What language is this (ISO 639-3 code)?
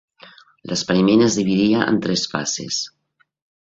cat